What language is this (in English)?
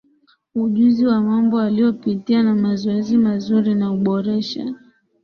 Swahili